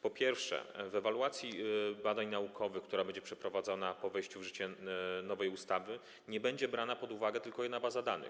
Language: Polish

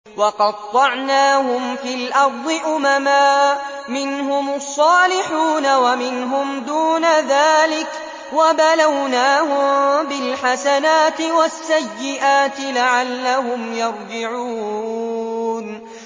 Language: Arabic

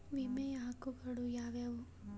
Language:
Kannada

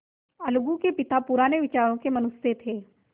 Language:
Hindi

